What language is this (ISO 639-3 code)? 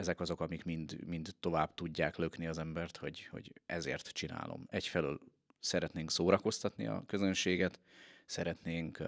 hun